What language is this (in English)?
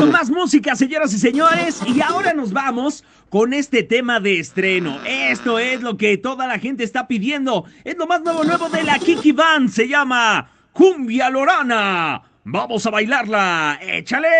Spanish